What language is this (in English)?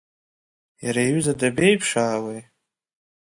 Abkhazian